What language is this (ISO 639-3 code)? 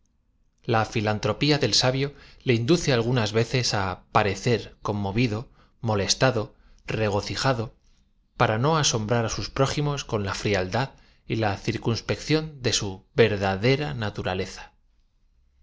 spa